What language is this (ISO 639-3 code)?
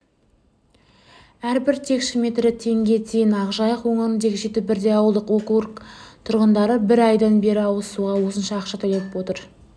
kaz